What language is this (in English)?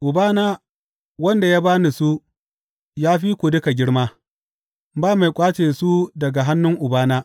Hausa